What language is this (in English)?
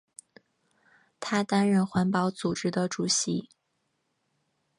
Chinese